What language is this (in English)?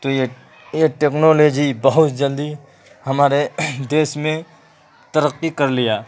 Urdu